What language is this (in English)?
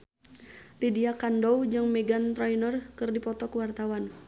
Sundanese